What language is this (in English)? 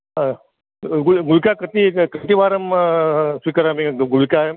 Sanskrit